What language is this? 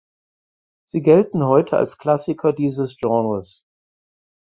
German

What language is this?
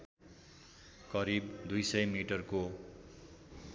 Nepali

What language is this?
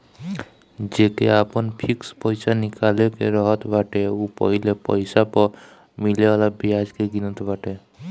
Bhojpuri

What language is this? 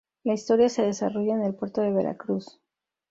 Spanish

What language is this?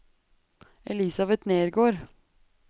Norwegian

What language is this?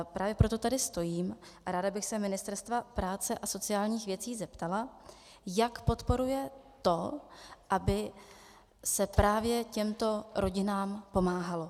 Czech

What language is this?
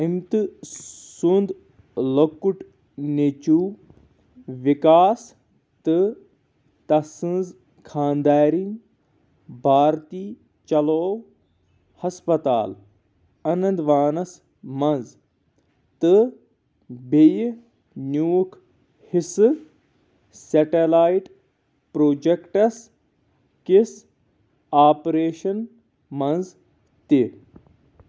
Kashmiri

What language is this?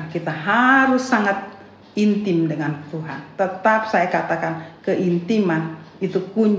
Indonesian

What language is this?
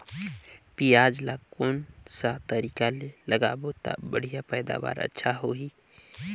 Chhattisgarhi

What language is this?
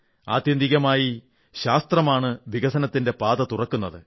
Malayalam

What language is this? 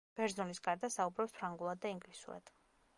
Georgian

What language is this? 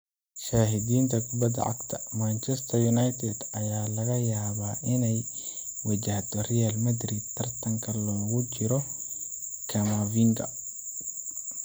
Somali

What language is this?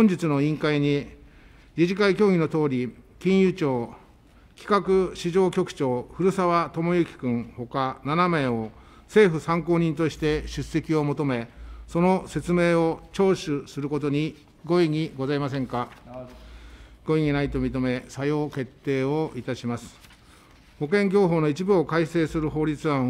Japanese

